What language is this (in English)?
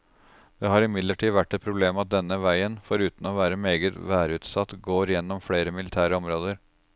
Norwegian